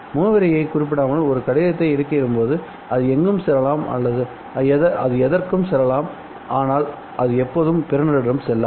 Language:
Tamil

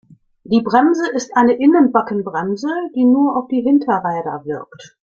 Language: German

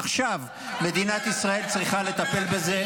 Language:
Hebrew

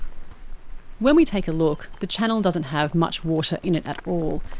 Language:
English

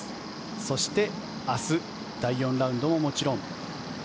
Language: Japanese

